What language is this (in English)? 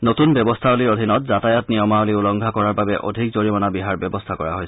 Assamese